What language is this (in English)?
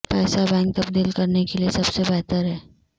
Urdu